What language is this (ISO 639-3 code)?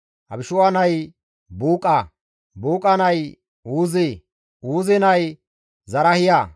gmv